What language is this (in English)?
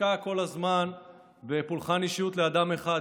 Hebrew